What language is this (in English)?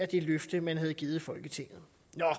Danish